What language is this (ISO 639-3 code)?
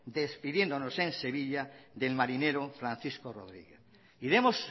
spa